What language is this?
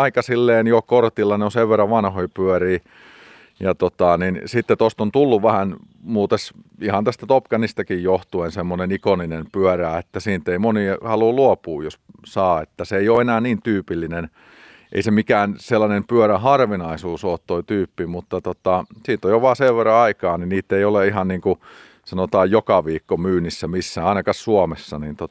Finnish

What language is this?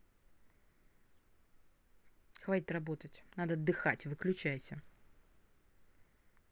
Russian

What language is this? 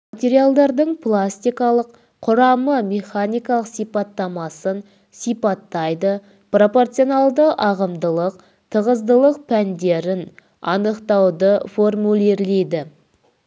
Kazakh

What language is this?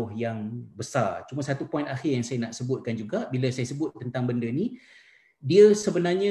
Malay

